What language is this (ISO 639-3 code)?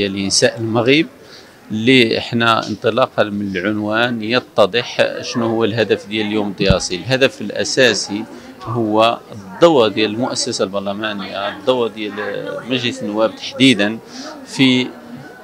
ara